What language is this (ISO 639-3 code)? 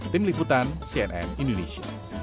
ind